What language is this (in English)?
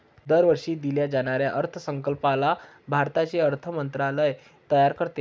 Marathi